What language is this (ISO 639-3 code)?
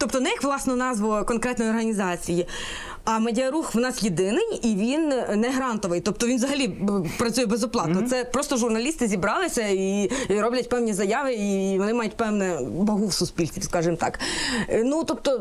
ukr